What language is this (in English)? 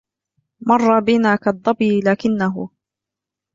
Arabic